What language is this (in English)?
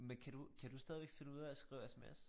Danish